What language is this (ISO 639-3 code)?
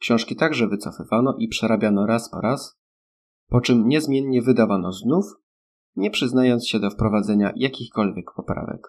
pol